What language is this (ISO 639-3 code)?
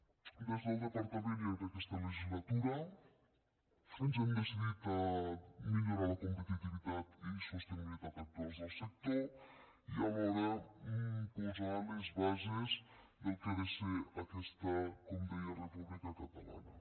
cat